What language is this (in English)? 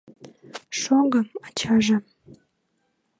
Mari